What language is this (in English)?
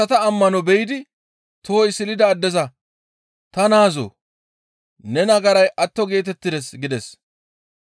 Gamo